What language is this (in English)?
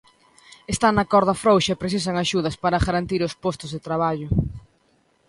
Galician